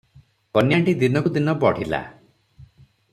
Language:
Odia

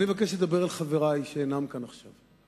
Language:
Hebrew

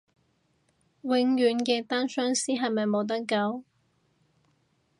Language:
Cantonese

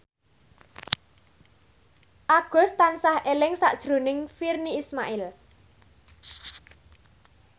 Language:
Javanese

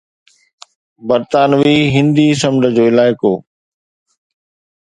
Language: Sindhi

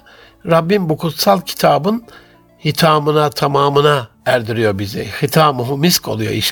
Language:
Turkish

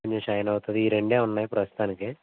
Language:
Telugu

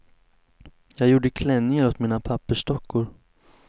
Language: Swedish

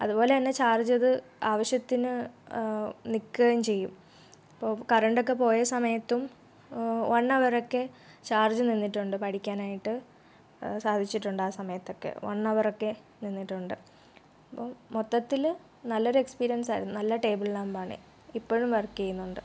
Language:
Malayalam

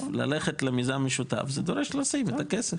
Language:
Hebrew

